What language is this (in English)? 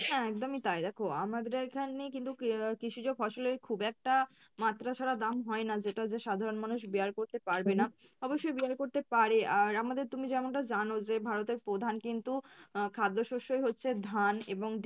Bangla